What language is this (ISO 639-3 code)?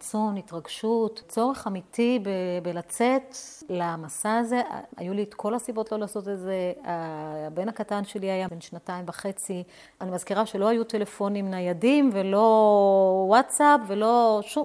heb